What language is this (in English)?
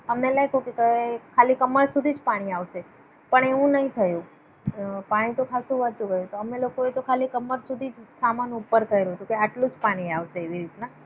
Gujarati